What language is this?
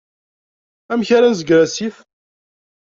Kabyle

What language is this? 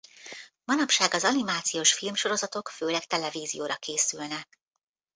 Hungarian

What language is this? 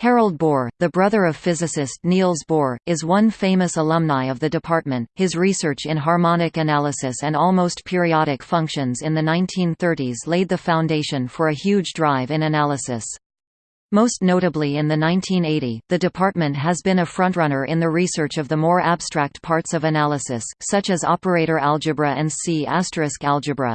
English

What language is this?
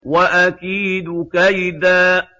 Arabic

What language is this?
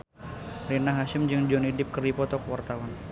Sundanese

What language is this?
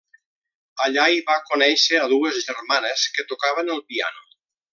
Catalan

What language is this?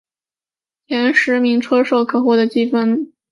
Chinese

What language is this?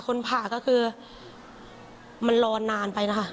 Thai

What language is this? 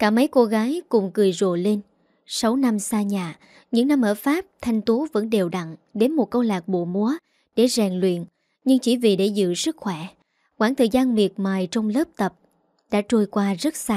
Vietnamese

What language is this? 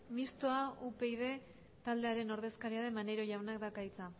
Basque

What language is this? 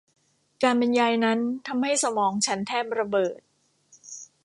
Thai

